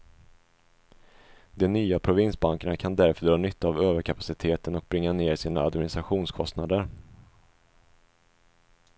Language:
Swedish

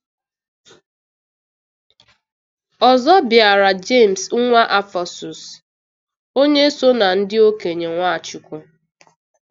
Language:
Igbo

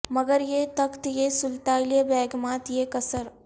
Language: Urdu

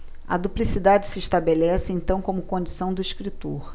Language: Portuguese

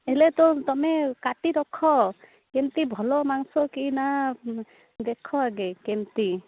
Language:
Odia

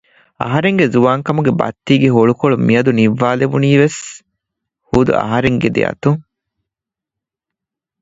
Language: Divehi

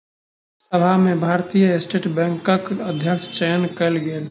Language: Maithili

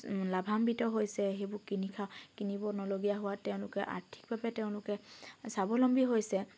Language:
Assamese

